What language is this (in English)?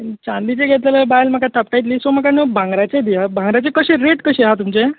Konkani